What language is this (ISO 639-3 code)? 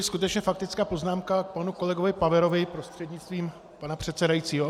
ces